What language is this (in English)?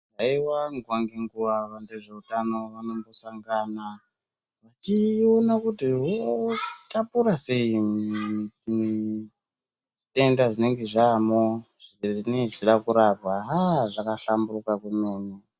Ndau